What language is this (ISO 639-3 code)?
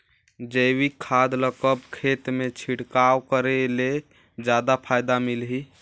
hne